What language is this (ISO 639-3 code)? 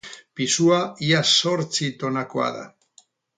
eus